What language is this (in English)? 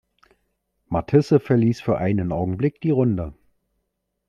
German